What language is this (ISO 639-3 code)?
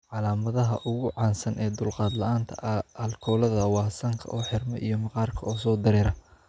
som